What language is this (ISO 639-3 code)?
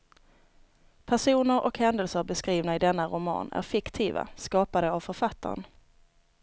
swe